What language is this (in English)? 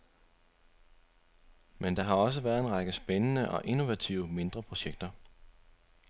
Danish